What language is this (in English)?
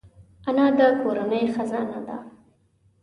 Pashto